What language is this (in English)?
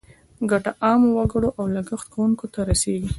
Pashto